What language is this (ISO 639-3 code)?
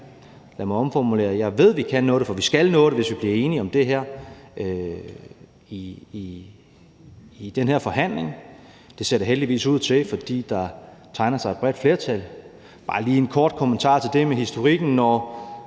dan